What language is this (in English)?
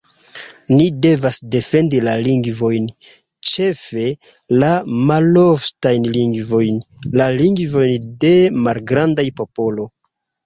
Esperanto